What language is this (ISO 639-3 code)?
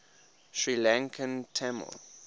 eng